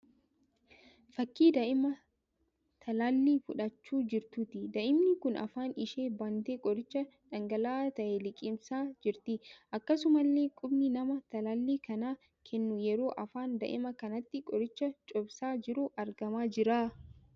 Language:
Oromo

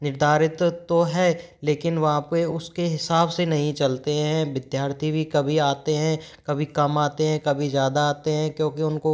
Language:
Hindi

